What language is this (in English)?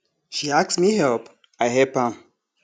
Nigerian Pidgin